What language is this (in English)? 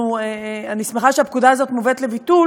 Hebrew